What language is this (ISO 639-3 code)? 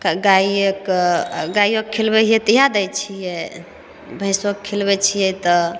mai